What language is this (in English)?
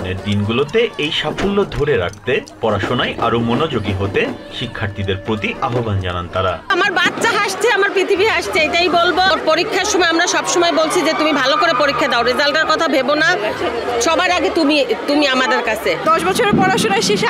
Bangla